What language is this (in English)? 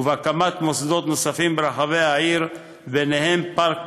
Hebrew